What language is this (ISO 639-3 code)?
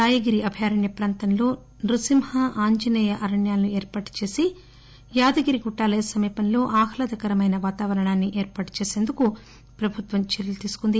tel